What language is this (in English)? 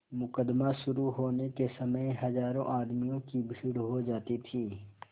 Hindi